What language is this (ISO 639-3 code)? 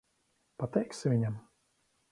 lav